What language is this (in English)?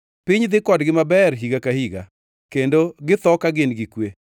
Luo (Kenya and Tanzania)